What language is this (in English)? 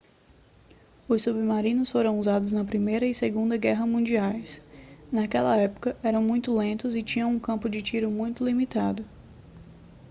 Portuguese